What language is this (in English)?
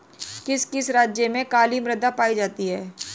Hindi